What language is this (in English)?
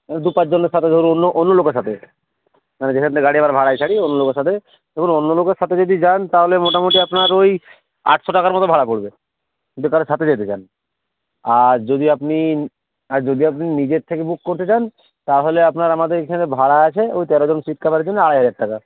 Bangla